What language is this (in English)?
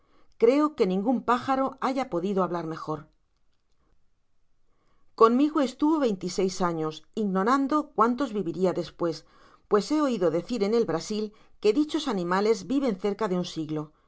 Spanish